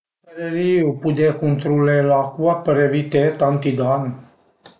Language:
Piedmontese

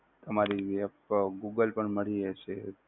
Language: Gujarati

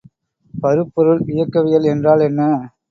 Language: Tamil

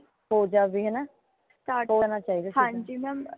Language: Punjabi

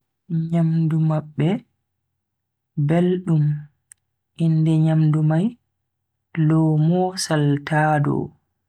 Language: Bagirmi Fulfulde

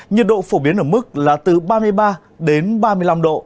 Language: Vietnamese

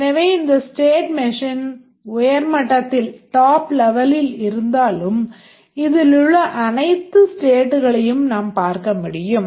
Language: Tamil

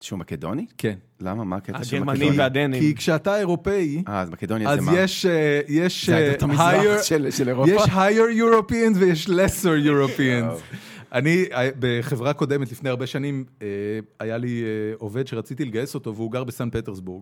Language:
Hebrew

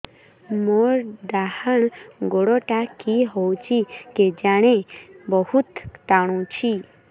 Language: Odia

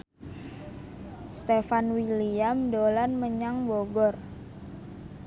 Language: Javanese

